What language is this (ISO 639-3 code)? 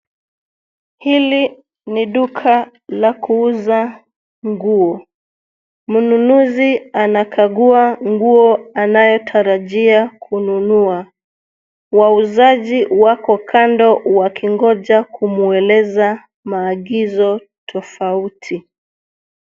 swa